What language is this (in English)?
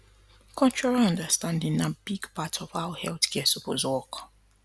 Nigerian Pidgin